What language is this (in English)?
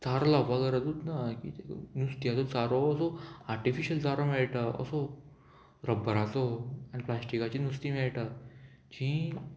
Konkani